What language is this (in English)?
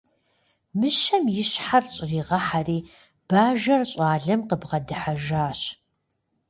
Kabardian